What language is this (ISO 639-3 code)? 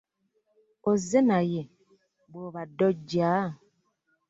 lug